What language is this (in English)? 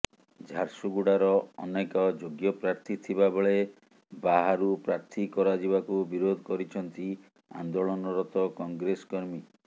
Odia